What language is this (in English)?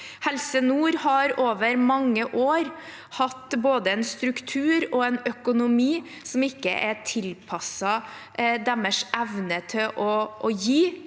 Norwegian